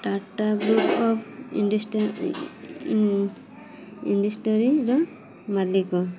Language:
Odia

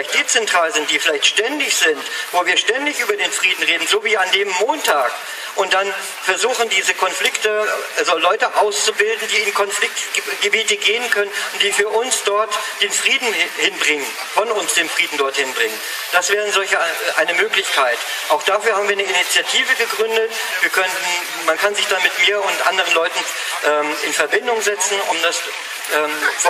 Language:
German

